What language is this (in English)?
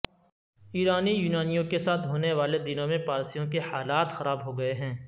Urdu